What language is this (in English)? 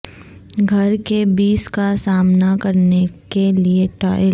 Urdu